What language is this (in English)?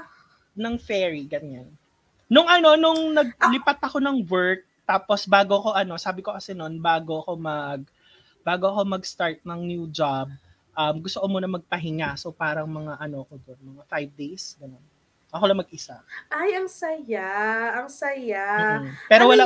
Filipino